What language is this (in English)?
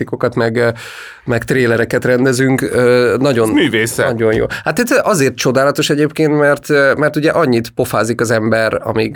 Hungarian